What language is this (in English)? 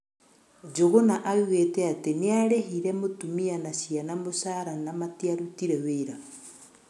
Kikuyu